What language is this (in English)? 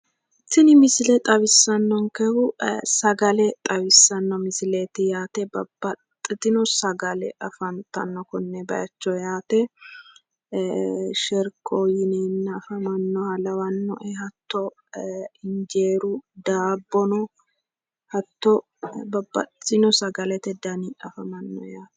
Sidamo